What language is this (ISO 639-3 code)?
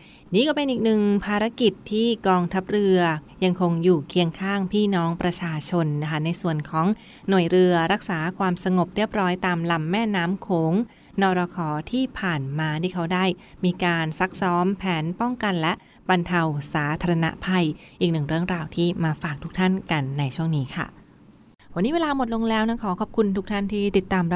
tha